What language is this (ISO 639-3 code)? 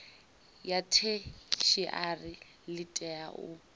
ven